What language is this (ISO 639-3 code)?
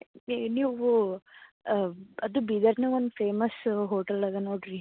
kan